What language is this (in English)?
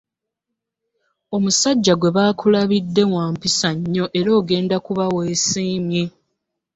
Ganda